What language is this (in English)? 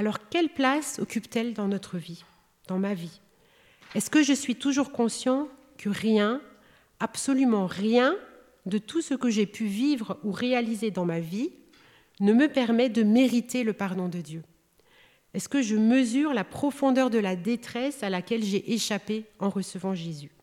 French